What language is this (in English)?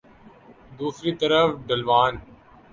Urdu